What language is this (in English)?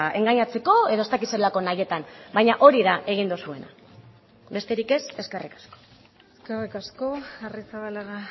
Basque